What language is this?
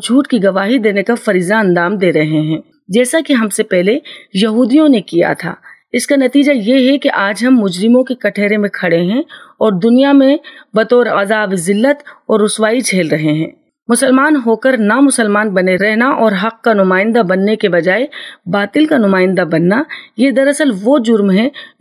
Urdu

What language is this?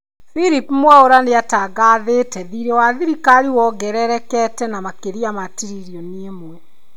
Kikuyu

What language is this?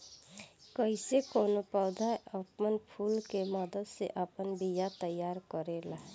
Bhojpuri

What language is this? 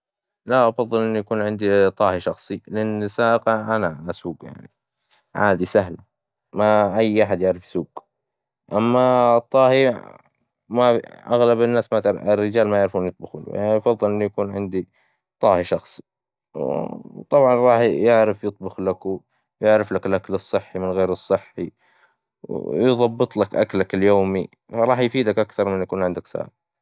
Hijazi Arabic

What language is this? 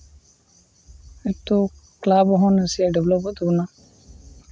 Santali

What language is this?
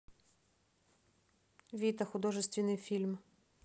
Russian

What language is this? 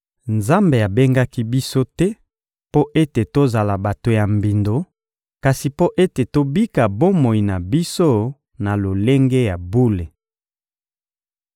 Lingala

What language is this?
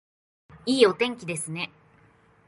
Japanese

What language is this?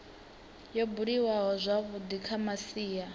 Venda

